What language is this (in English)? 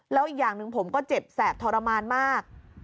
Thai